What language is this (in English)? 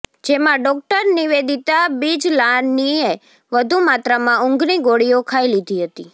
Gujarati